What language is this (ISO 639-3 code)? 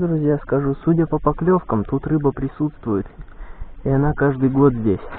rus